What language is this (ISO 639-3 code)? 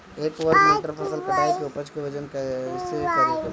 bho